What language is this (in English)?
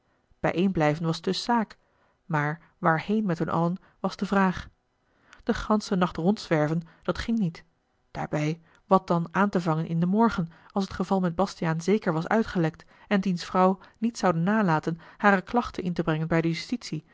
Dutch